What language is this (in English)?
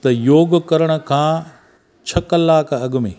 Sindhi